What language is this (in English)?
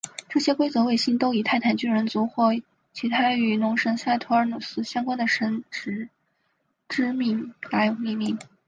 Chinese